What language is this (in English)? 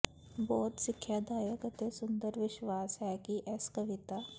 Punjabi